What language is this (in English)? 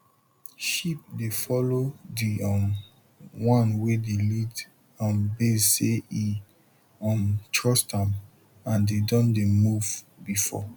Nigerian Pidgin